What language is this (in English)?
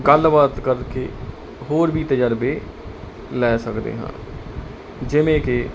Punjabi